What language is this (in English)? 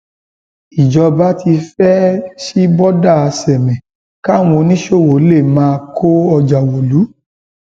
Yoruba